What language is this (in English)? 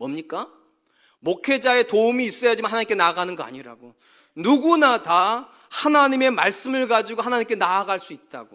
Korean